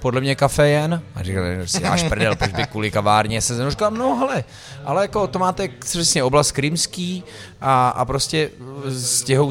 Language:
Czech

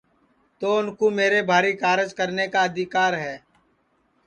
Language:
Sansi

